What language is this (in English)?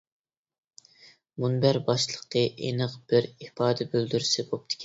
Uyghur